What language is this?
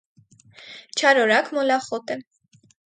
Armenian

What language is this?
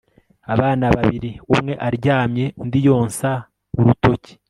Kinyarwanda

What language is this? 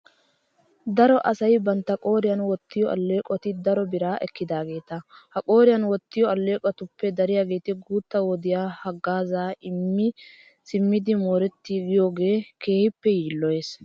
Wolaytta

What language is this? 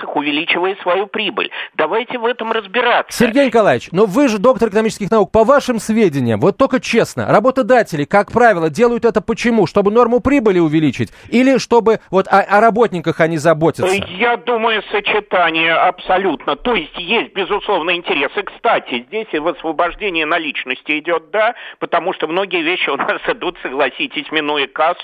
Russian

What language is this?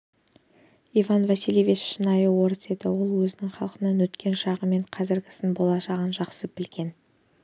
Kazakh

